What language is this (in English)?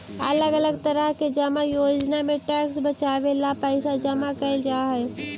Magahi